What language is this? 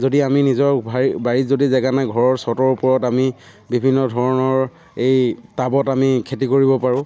Assamese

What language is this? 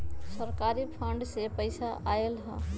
Magahi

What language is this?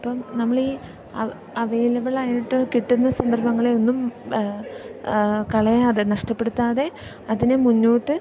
Malayalam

